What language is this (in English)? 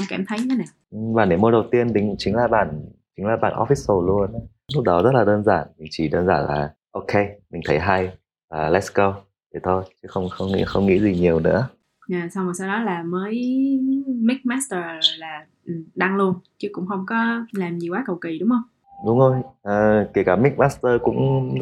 Vietnamese